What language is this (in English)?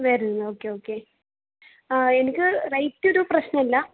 Malayalam